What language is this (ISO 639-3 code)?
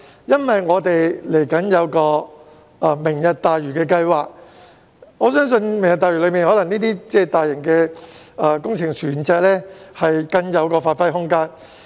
yue